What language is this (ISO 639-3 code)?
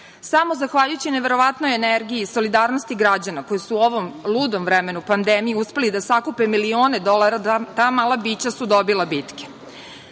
srp